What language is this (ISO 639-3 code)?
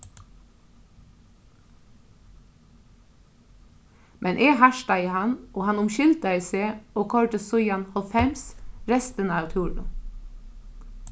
fao